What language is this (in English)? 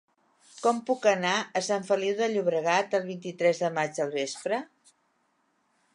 Catalan